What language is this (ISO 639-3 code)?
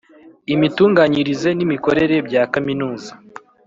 kin